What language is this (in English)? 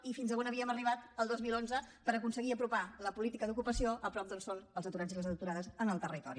Catalan